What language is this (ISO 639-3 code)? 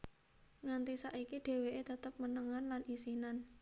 jav